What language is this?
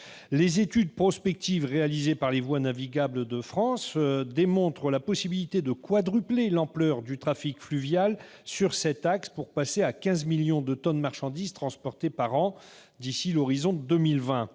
French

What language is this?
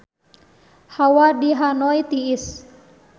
Sundanese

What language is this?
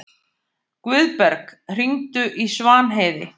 Icelandic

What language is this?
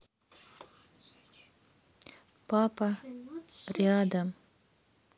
Russian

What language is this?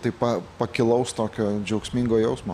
Lithuanian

